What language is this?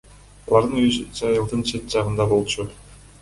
Kyrgyz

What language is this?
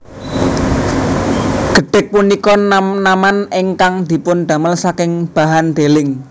Javanese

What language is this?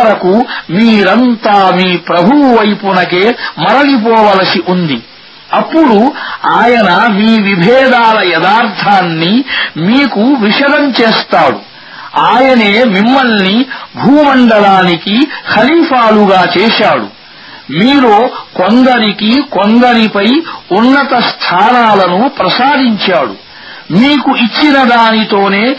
Arabic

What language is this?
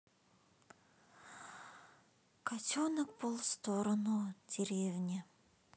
Russian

